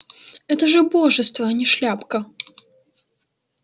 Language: Russian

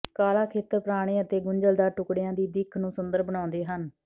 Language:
Punjabi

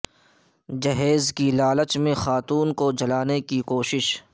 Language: Urdu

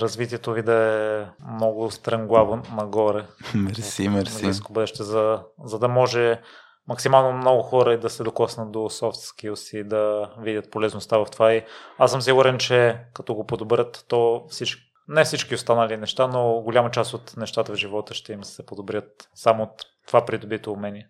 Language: Bulgarian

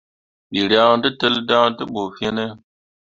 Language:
Mundang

